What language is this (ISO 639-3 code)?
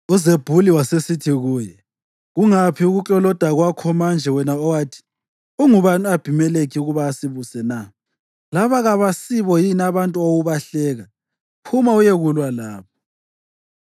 nde